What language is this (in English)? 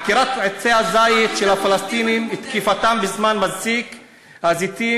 Hebrew